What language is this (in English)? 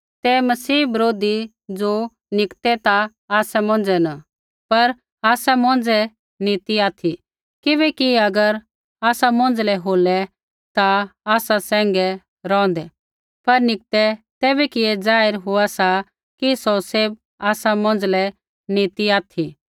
Kullu Pahari